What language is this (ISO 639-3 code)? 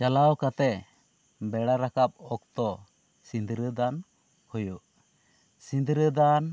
sat